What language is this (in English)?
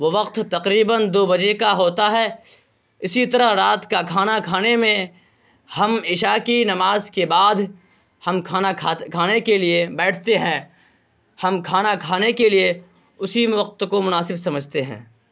Urdu